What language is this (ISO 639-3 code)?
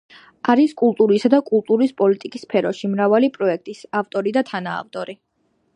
kat